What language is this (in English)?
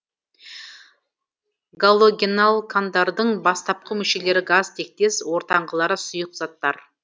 Kazakh